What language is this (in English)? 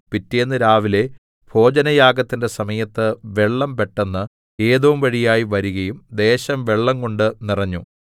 Malayalam